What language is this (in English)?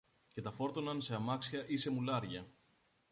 Greek